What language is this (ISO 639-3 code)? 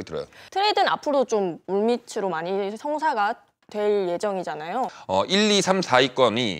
kor